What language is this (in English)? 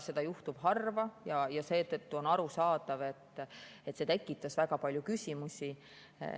Estonian